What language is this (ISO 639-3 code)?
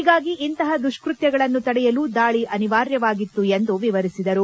kan